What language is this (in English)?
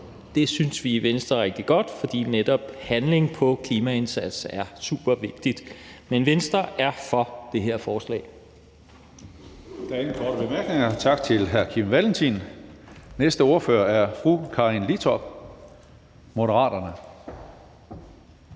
Danish